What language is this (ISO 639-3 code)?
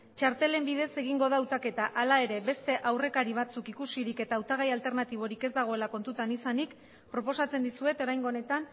eus